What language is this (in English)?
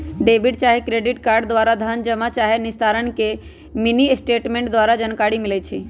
Magahi